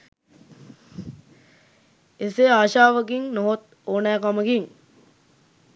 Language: Sinhala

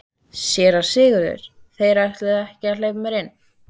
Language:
Icelandic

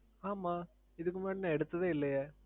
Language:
Tamil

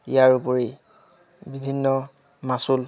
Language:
Assamese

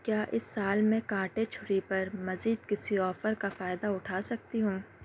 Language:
Urdu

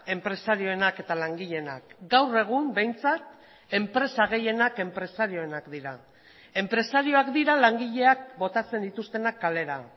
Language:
Basque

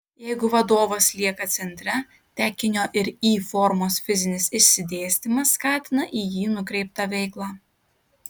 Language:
Lithuanian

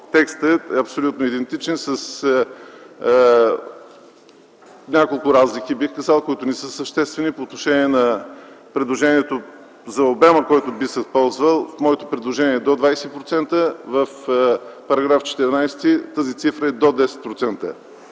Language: Bulgarian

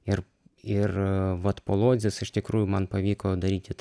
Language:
Lithuanian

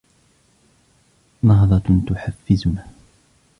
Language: Arabic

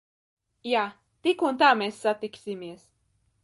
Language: Latvian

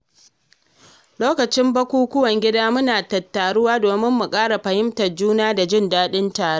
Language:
Hausa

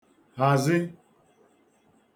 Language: Igbo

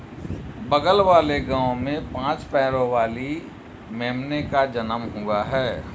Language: Hindi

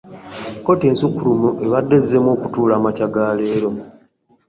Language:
Ganda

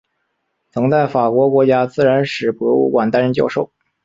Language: Chinese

